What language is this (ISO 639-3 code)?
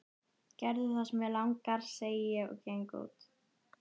isl